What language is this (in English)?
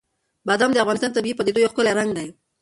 Pashto